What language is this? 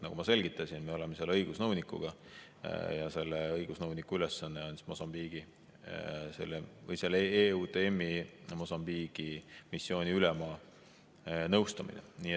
Estonian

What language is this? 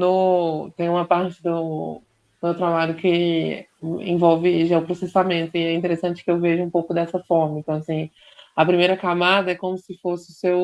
Portuguese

